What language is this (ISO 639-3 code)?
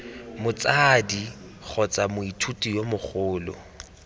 tsn